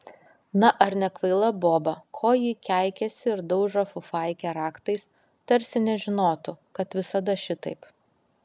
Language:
Lithuanian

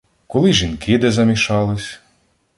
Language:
Ukrainian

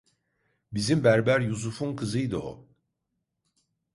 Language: Turkish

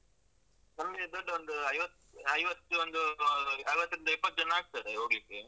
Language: Kannada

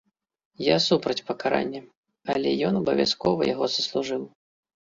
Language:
Belarusian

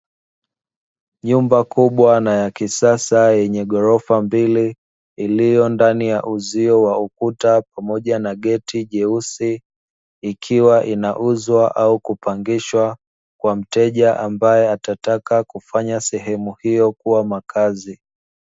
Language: Swahili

